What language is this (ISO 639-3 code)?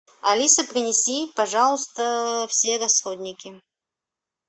rus